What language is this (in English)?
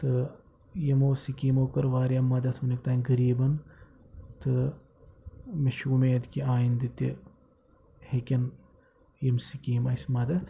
Kashmiri